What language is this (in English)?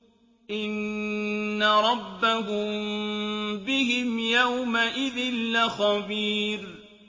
Arabic